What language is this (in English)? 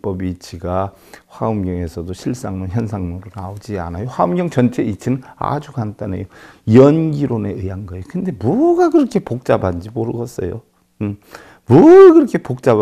Korean